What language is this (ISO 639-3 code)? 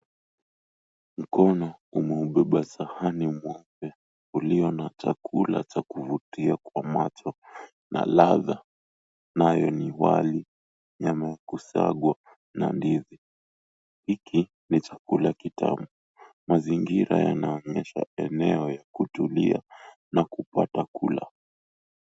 swa